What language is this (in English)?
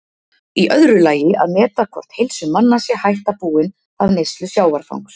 Icelandic